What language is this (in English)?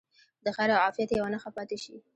Pashto